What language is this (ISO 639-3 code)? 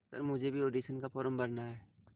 hin